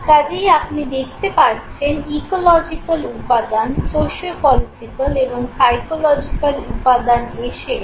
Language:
Bangla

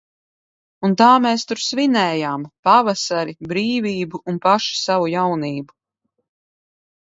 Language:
Latvian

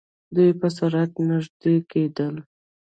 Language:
Pashto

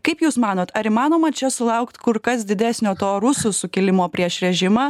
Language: Lithuanian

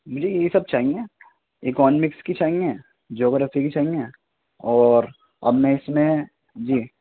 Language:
Urdu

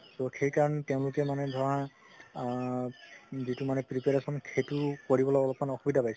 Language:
Assamese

